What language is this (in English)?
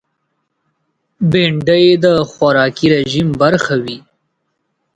Pashto